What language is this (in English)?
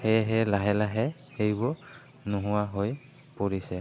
Assamese